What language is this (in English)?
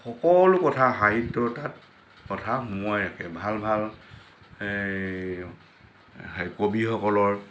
Assamese